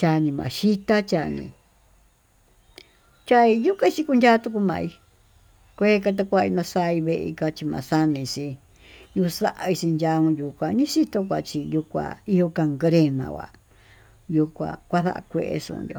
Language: Tututepec Mixtec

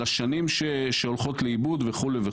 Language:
Hebrew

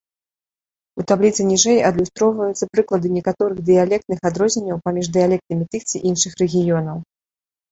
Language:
Belarusian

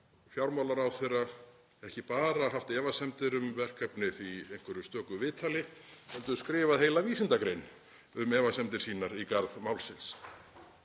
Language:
Icelandic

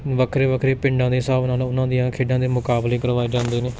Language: Punjabi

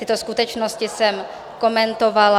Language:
Czech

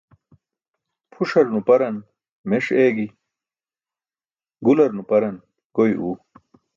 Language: Burushaski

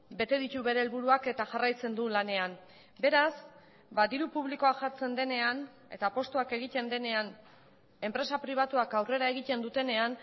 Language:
Basque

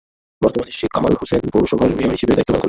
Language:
Bangla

